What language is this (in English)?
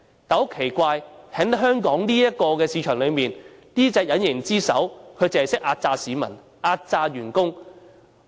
Cantonese